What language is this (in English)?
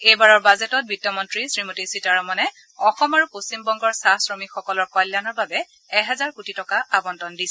Assamese